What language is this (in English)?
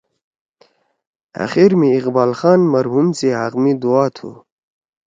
Torwali